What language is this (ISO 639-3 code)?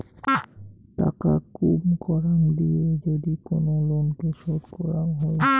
ben